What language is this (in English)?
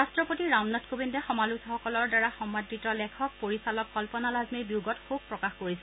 Assamese